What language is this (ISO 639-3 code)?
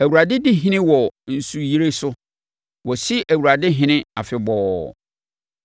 aka